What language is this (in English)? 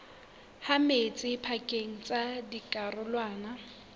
Southern Sotho